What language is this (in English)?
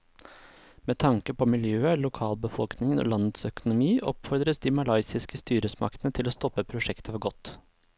Norwegian